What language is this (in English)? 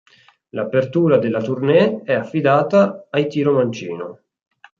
Italian